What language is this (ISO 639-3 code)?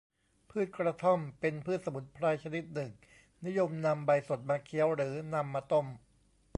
tha